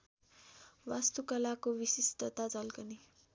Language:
Nepali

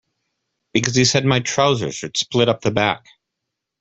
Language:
English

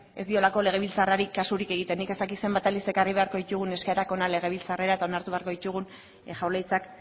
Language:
Basque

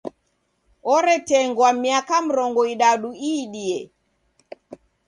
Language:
Taita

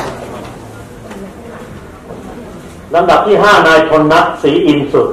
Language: Thai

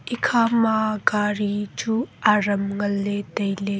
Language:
Wancho Naga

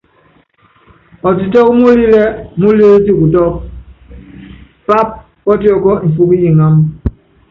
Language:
Yangben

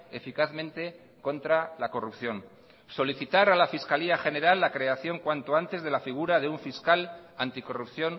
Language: Spanish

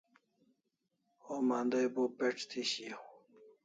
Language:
Kalasha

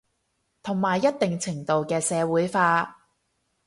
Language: Cantonese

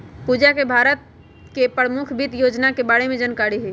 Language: Magahi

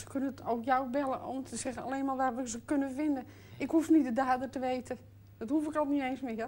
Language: Dutch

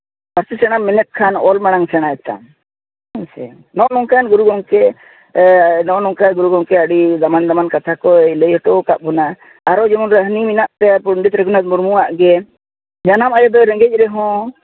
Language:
Santali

